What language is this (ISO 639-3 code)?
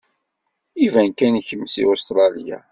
kab